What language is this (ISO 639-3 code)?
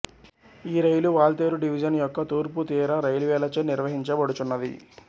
tel